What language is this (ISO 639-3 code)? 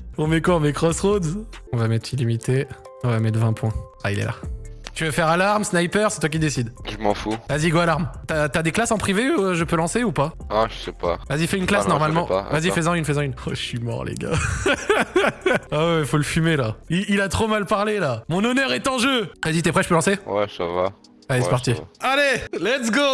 fra